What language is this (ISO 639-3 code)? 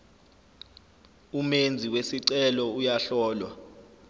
zul